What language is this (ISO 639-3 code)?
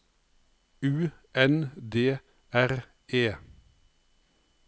nor